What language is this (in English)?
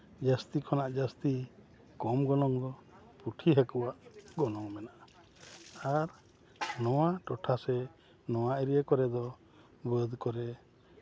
Santali